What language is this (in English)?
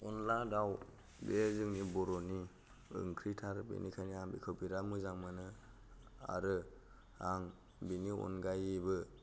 Bodo